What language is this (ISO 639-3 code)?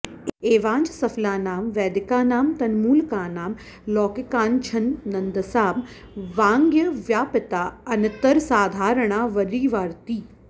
san